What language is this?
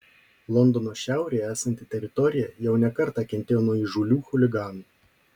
Lithuanian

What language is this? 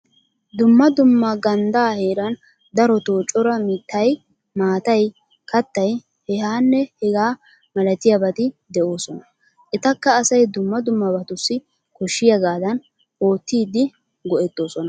Wolaytta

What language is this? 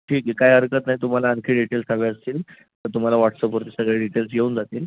Marathi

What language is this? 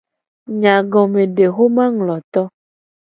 Gen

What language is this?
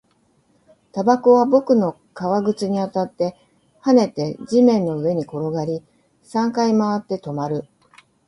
Japanese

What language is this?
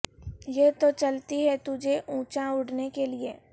Urdu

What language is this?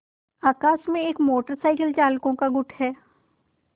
Hindi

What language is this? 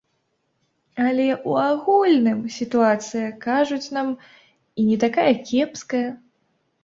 Belarusian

